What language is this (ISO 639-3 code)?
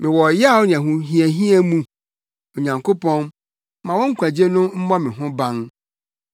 aka